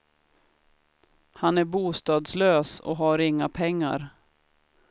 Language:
Swedish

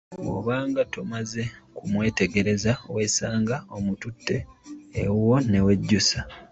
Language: Ganda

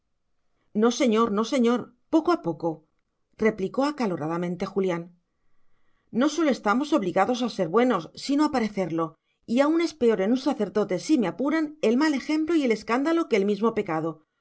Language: Spanish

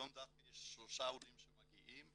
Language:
Hebrew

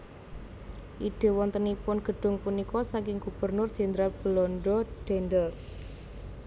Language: Javanese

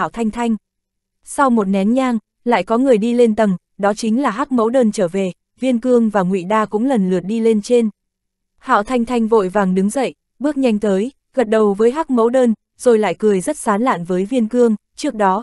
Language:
Vietnamese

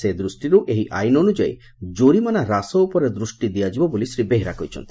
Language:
Odia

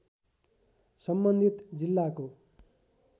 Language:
Nepali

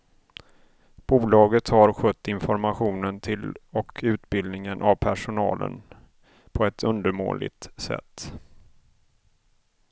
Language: Swedish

